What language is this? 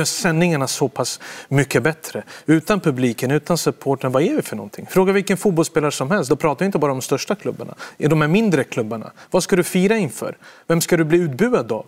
Swedish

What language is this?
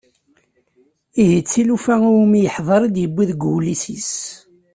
Kabyle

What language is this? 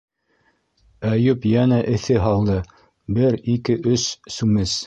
Bashkir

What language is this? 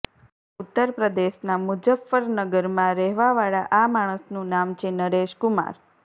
Gujarati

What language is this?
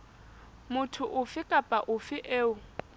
Southern Sotho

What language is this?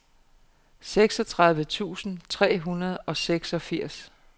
Danish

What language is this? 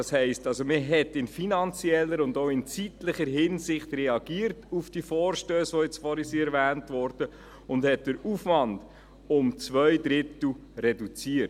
Swiss German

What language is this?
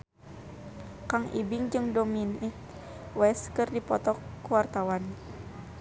Sundanese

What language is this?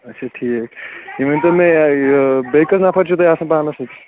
Kashmiri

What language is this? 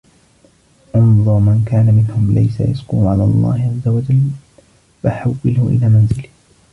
Arabic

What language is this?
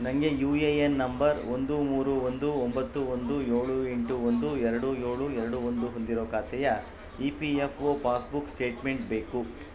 Kannada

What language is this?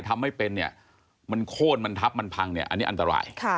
Thai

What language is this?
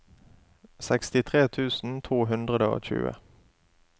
Norwegian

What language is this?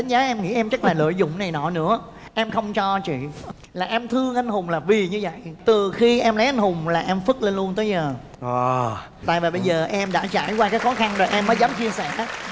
Vietnamese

